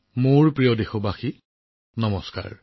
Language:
Assamese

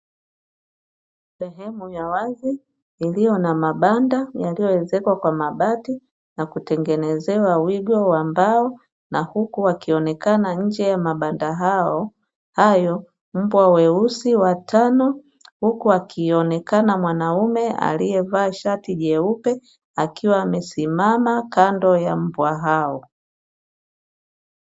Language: Swahili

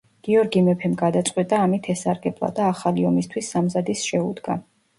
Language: Georgian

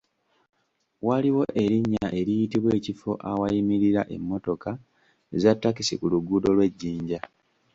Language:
Ganda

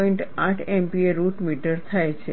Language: Gujarati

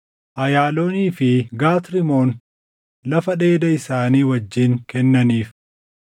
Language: Oromo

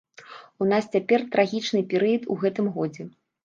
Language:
Belarusian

